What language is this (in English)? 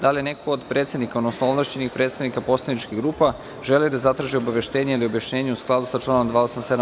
Serbian